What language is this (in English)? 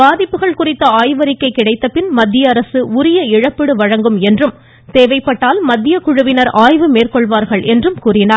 Tamil